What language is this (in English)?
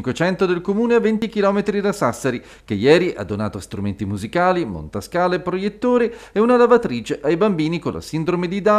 Italian